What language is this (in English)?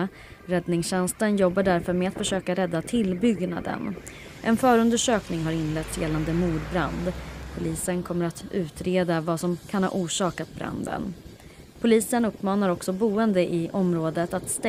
Swedish